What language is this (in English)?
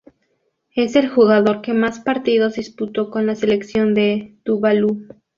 Spanish